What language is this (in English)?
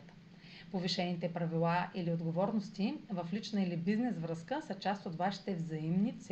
Bulgarian